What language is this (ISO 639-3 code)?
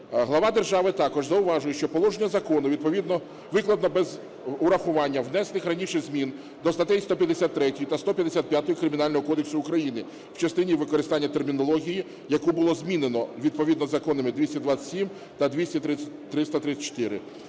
ukr